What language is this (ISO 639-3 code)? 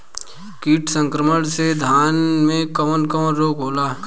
bho